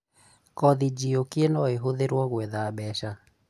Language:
Kikuyu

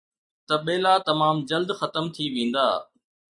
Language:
Sindhi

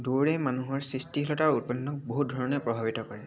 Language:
Assamese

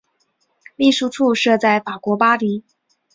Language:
Chinese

